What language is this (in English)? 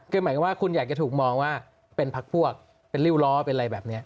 Thai